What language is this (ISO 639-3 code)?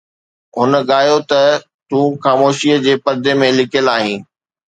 snd